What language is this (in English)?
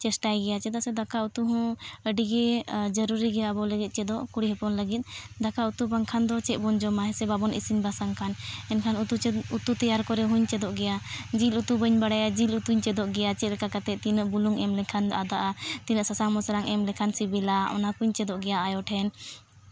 Santali